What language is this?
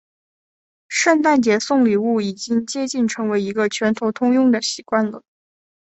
Chinese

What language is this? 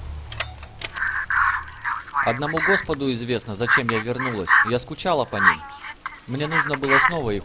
Russian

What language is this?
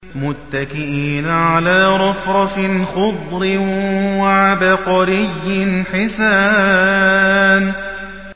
Arabic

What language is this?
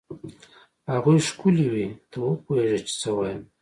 Pashto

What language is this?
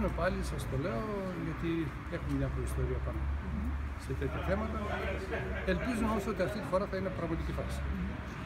Greek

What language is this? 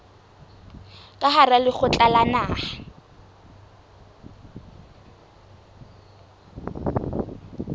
Southern Sotho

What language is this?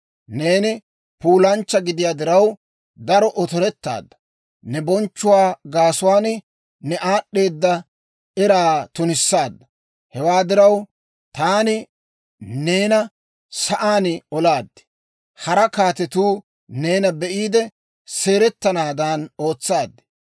Dawro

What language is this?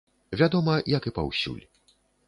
Belarusian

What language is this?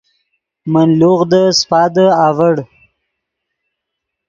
Yidgha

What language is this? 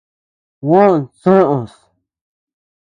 Tepeuxila Cuicatec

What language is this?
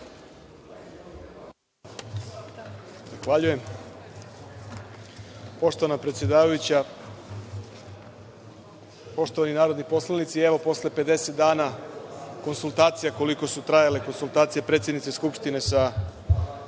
Serbian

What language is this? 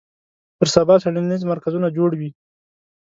Pashto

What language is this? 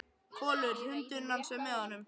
Icelandic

